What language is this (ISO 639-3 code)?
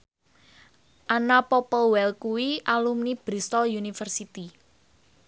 jav